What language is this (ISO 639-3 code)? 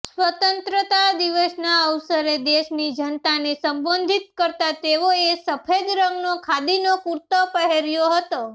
guj